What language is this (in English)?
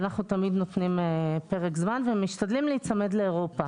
Hebrew